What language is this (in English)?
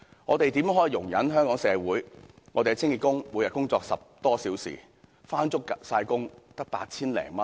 Cantonese